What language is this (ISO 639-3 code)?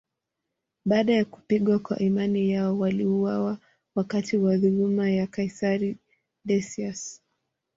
swa